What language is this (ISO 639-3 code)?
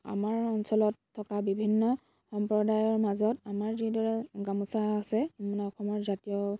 asm